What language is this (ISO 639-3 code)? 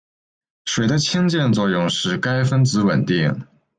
zho